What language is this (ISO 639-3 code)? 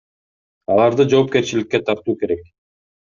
kir